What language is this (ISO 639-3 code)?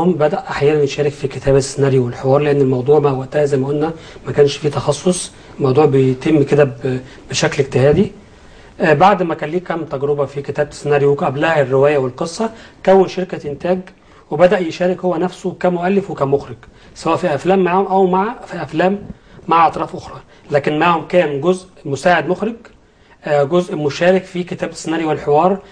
ara